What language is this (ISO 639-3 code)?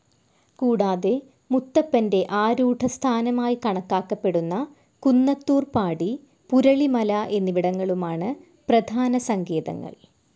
mal